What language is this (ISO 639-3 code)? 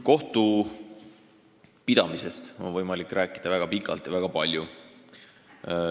est